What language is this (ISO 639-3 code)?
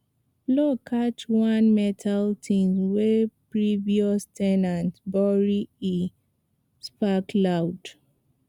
pcm